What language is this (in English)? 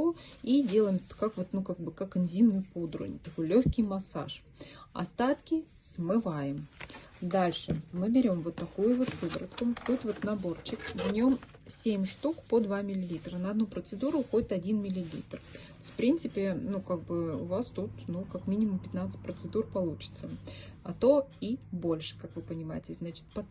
Russian